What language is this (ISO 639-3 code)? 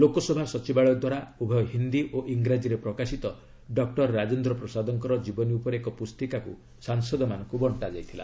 ori